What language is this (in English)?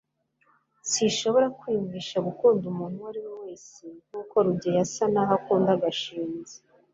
Kinyarwanda